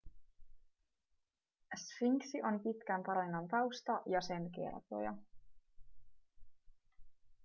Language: Finnish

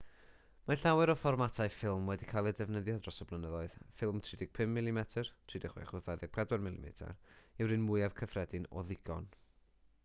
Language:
Welsh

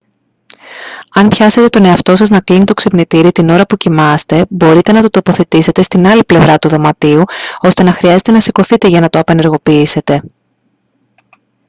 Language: Greek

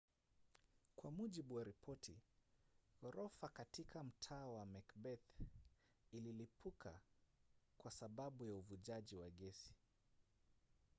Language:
Swahili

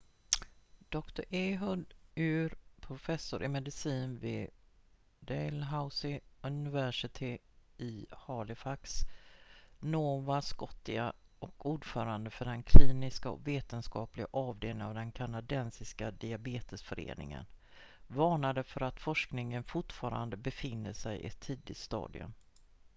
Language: Swedish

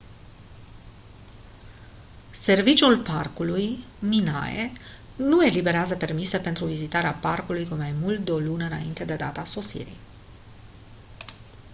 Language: Romanian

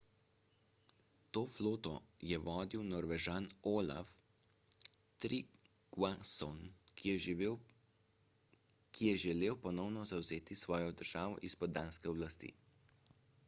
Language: Slovenian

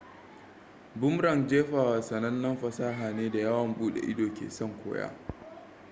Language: Hausa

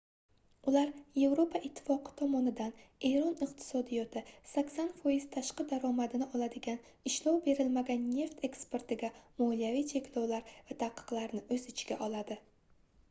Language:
Uzbek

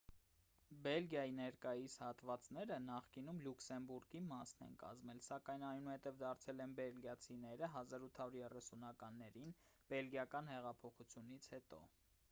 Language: Armenian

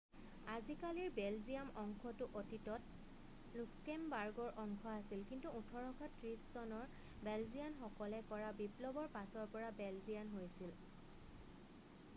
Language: Assamese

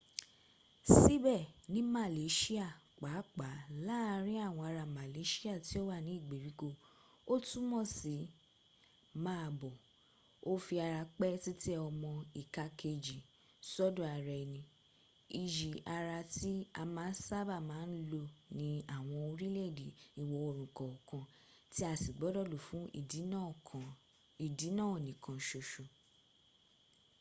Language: Yoruba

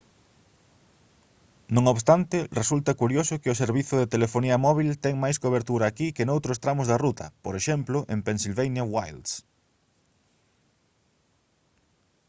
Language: Galician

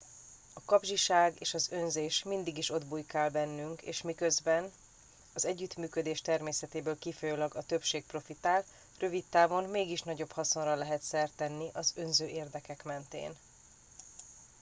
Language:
Hungarian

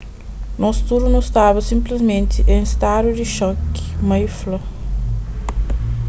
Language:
Kabuverdianu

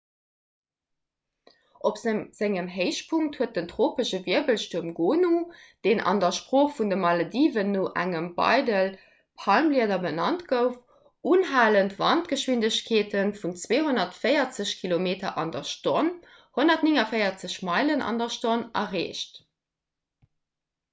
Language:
Luxembourgish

